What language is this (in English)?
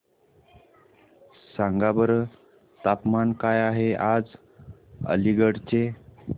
Marathi